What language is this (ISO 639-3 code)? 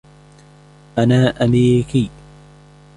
ara